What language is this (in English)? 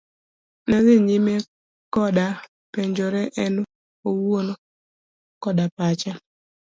Luo (Kenya and Tanzania)